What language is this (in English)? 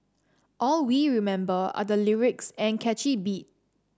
English